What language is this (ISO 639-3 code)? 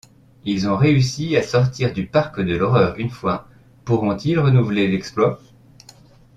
fra